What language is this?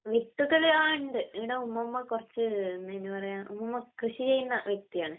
Malayalam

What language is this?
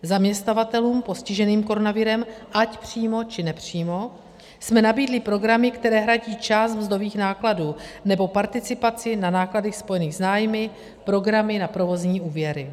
Czech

